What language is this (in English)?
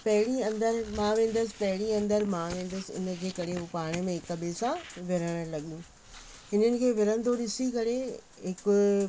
Sindhi